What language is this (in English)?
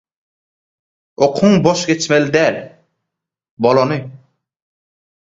Turkmen